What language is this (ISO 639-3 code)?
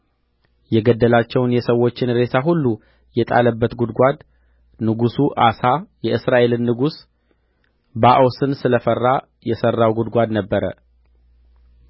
amh